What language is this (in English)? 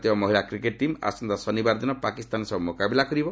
Odia